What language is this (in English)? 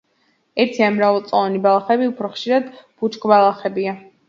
Georgian